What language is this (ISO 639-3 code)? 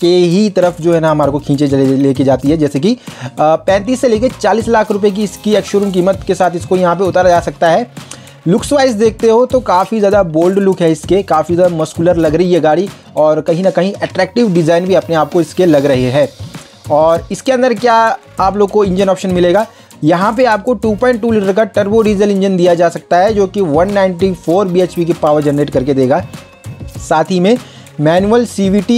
hin